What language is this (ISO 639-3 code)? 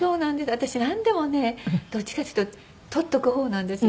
jpn